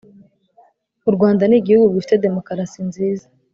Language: Kinyarwanda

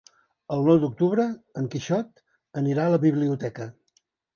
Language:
Catalan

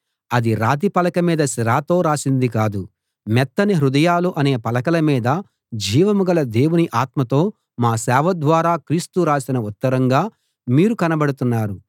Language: Telugu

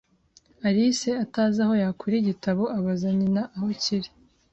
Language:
Kinyarwanda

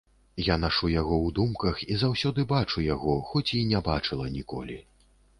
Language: Belarusian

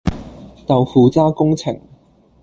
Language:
Cantonese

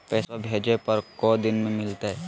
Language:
Magahi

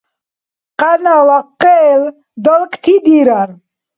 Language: Dargwa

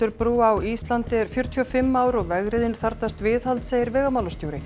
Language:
Icelandic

